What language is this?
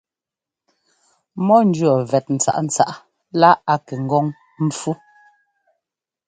Ngomba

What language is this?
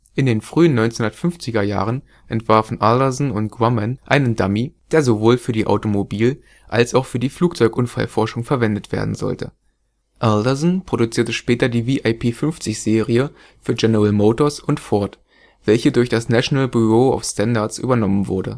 German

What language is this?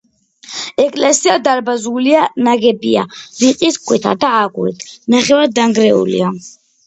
Georgian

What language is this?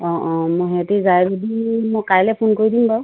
Assamese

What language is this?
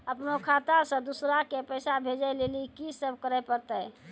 Maithili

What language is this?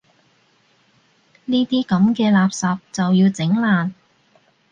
Cantonese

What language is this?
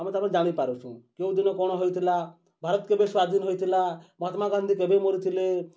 Odia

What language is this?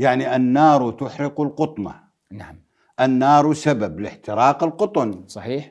Arabic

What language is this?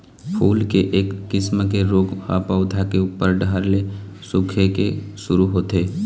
Chhattisgarhi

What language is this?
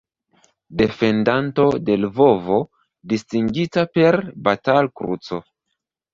Esperanto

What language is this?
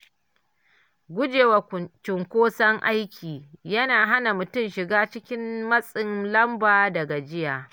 Hausa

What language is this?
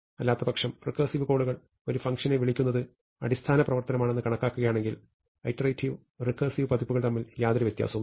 Malayalam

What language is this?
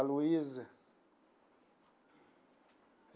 Portuguese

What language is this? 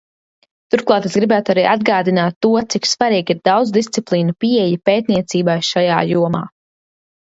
Latvian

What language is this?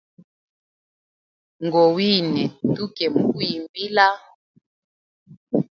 Hemba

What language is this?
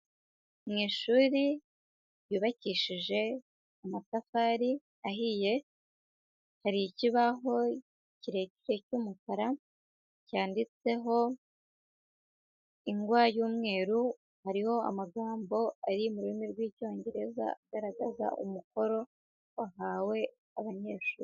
Kinyarwanda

